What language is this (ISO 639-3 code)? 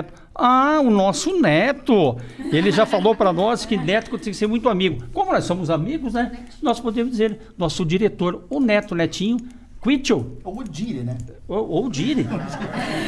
por